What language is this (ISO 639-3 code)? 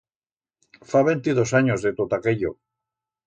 arg